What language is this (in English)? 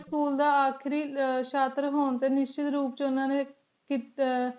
Punjabi